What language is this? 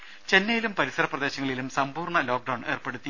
Malayalam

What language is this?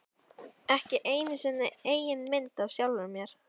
Icelandic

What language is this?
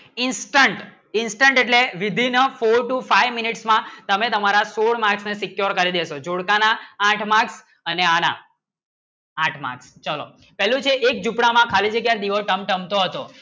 Gujarati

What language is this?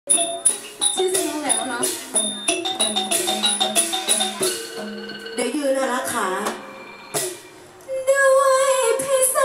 Thai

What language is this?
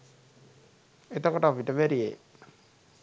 Sinhala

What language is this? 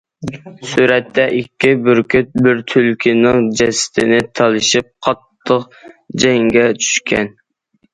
Uyghur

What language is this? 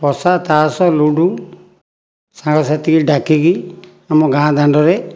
Odia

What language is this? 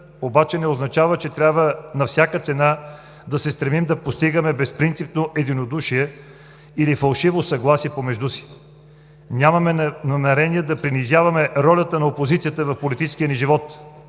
Bulgarian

